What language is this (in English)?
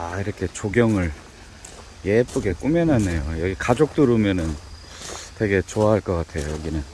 Korean